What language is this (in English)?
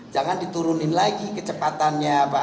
Indonesian